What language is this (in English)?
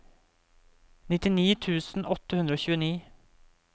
Norwegian